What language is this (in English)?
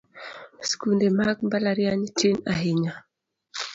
Luo (Kenya and Tanzania)